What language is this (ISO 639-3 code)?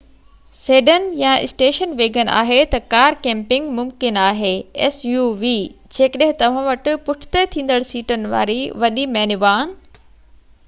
snd